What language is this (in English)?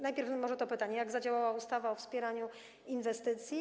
Polish